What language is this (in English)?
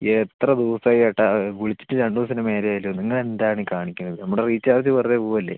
Malayalam